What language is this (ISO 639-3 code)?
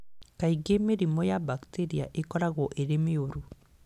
kik